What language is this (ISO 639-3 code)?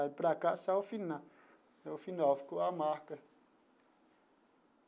por